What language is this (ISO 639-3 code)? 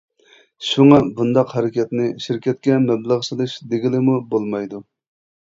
uig